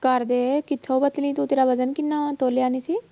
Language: Punjabi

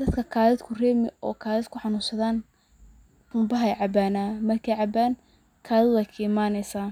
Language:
Somali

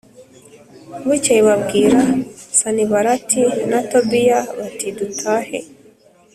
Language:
Kinyarwanda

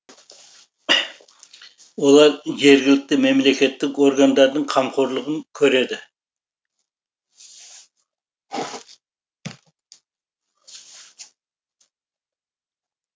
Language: Kazakh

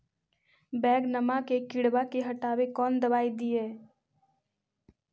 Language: Magahi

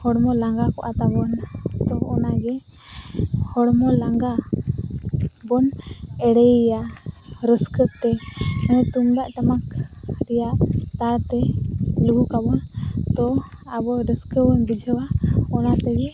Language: Santali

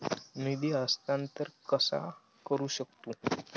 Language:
Marathi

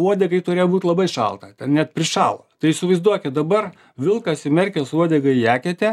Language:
Lithuanian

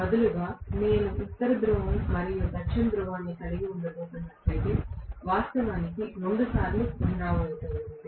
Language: Telugu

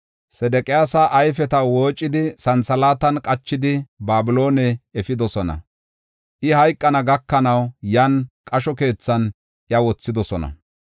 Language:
Gofa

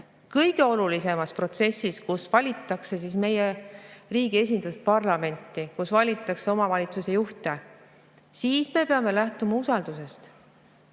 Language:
Estonian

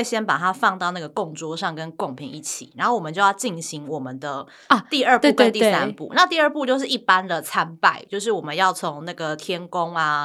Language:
Chinese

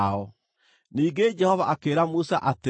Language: Kikuyu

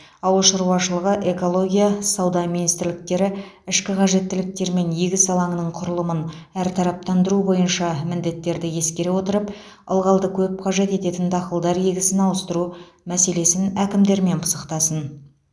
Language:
Kazakh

